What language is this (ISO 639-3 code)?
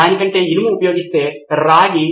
tel